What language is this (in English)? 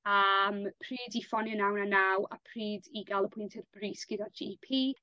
Welsh